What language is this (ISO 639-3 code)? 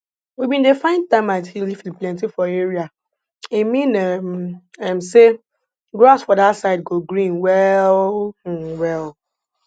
pcm